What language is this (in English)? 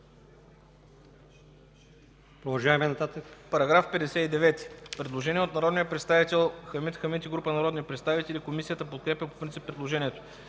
Bulgarian